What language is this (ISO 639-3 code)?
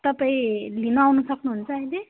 nep